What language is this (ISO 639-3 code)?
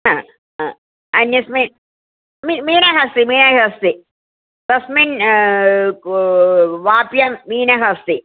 san